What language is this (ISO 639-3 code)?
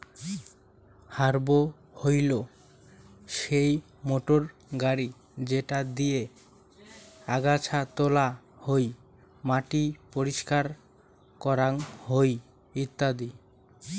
ben